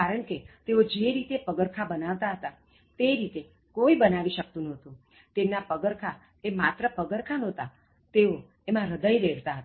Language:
Gujarati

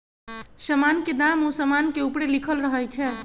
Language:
Magahi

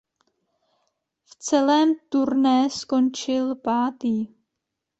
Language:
Czech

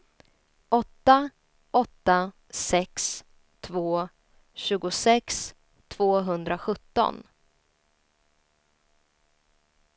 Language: Swedish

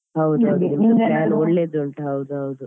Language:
Kannada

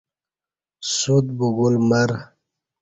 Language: Kati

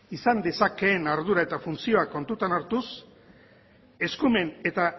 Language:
Basque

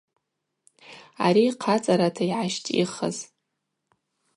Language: Abaza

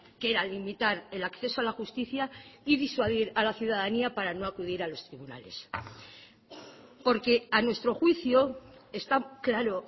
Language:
Spanish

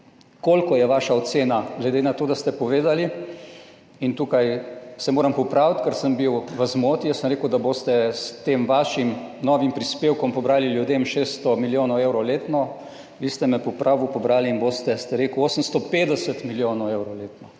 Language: Slovenian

